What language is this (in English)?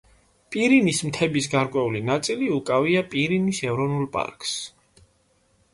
Georgian